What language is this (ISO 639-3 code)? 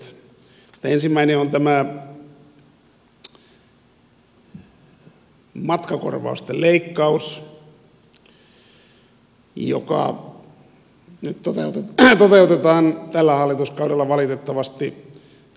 fin